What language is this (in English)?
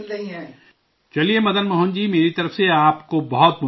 Urdu